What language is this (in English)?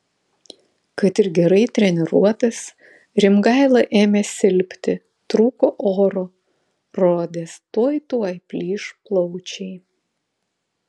Lithuanian